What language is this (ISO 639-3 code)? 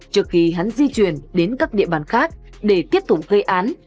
vie